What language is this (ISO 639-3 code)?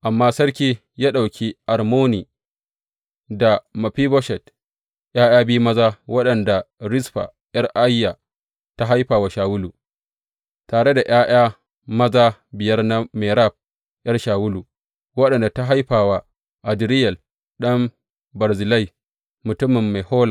hau